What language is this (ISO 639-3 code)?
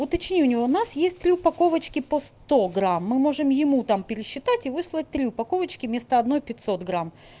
rus